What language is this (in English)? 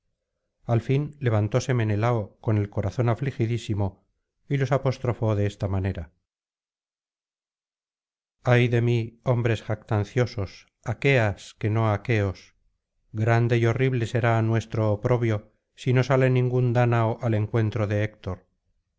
Spanish